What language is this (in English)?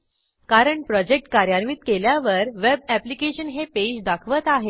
Marathi